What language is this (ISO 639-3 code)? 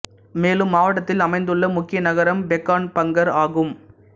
tam